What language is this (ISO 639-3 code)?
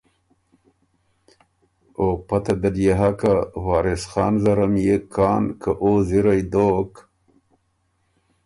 oru